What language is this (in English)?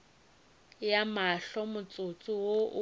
Northern Sotho